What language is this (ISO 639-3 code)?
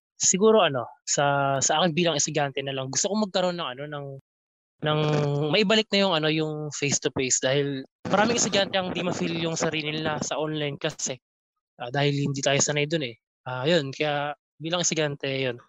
fil